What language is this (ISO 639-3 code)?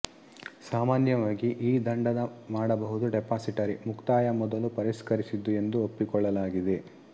kan